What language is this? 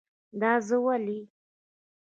Pashto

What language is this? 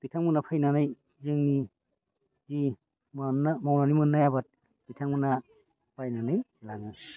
Bodo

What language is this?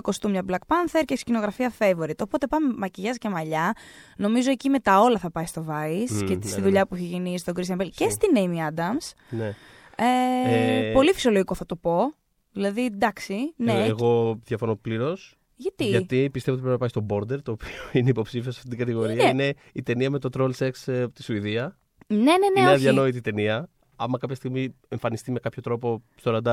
Greek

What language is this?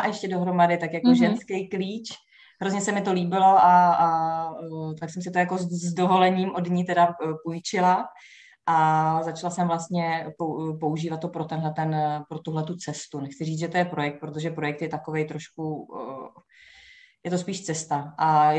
Czech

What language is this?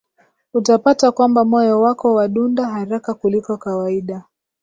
Swahili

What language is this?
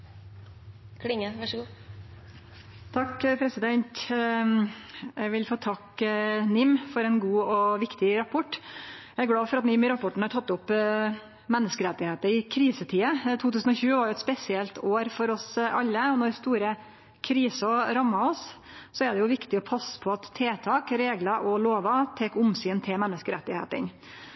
Norwegian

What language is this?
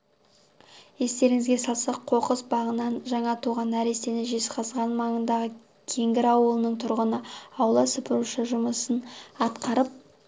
Kazakh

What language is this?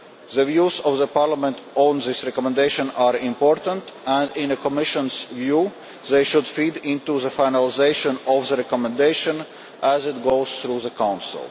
English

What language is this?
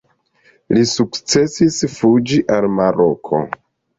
Esperanto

